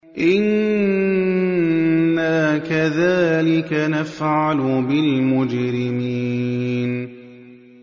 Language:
Arabic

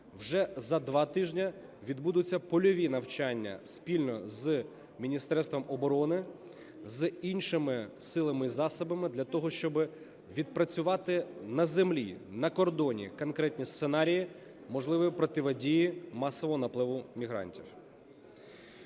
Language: Ukrainian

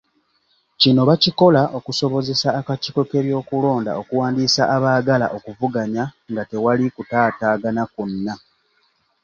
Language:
Ganda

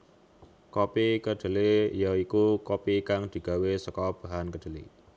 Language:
Javanese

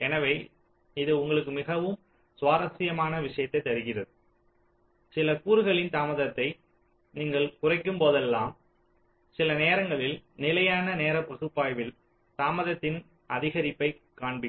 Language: Tamil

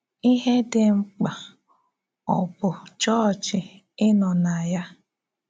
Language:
Igbo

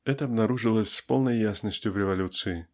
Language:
Russian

